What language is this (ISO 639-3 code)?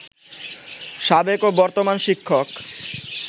ben